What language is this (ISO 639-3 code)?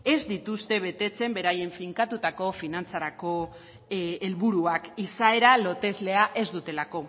eus